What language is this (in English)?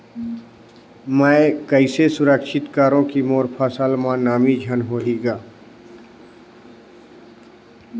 Chhattisgarhi